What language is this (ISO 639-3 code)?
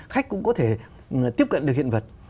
vie